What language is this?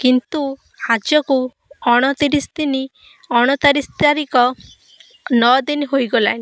Odia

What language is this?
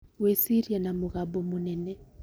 Kikuyu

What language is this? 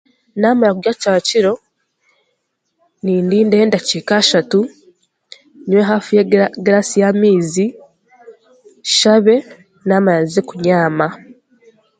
Chiga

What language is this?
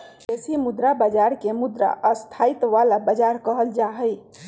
Magahi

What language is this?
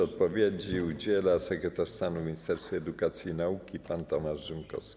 Polish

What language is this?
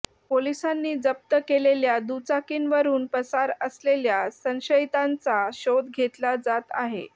Marathi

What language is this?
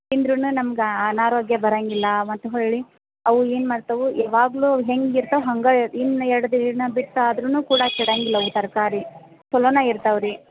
Kannada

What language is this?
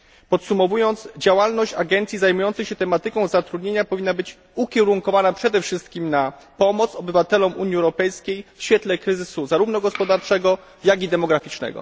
Polish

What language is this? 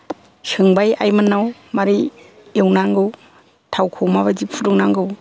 Bodo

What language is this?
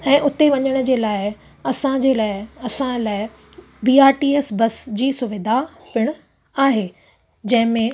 Sindhi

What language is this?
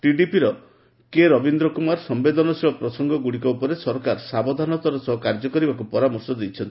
Odia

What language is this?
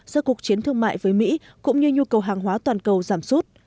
Vietnamese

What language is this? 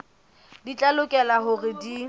Southern Sotho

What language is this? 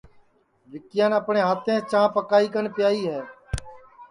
Sansi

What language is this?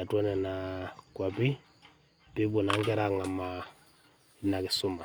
Masai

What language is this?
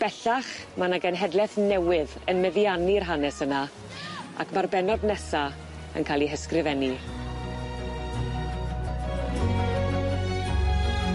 Welsh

